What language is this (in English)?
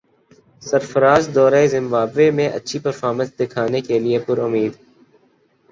Urdu